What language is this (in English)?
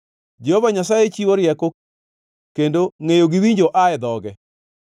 Luo (Kenya and Tanzania)